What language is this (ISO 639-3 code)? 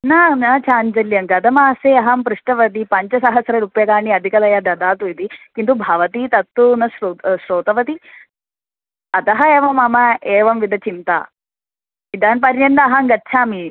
san